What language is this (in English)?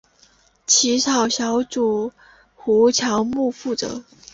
Chinese